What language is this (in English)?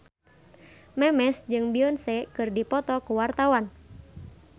Sundanese